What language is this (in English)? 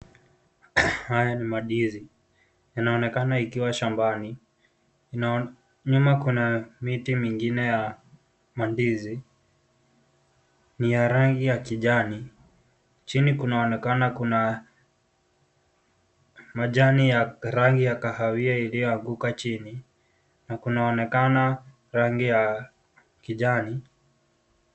Swahili